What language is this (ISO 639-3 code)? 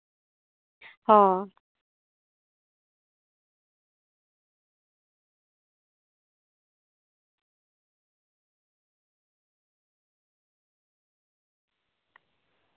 sat